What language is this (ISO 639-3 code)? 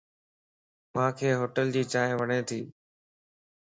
lss